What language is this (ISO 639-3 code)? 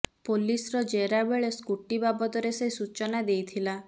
ori